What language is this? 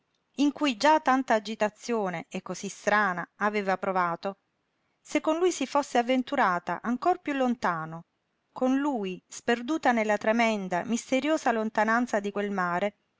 Italian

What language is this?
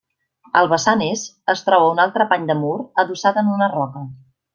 Catalan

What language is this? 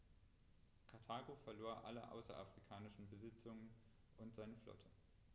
German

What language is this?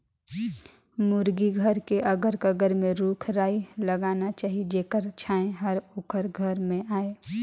Chhattisgarhi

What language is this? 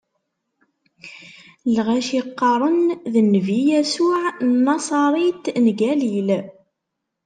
Kabyle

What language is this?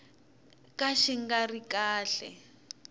Tsonga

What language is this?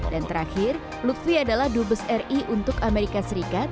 Indonesian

